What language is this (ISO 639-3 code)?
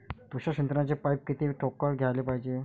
mar